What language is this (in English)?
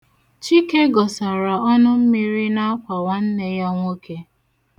Igbo